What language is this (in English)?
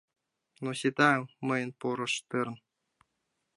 Mari